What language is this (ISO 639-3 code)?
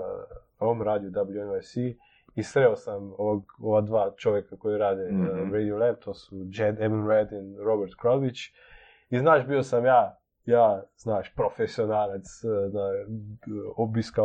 hrv